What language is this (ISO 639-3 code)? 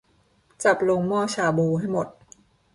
tha